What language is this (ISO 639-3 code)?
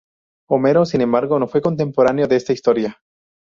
spa